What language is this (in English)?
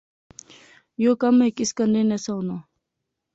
Pahari-Potwari